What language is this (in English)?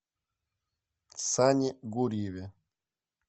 Russian